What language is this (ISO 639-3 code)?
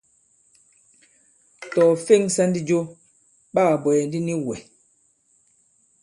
abb